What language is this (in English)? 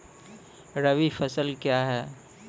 Maithili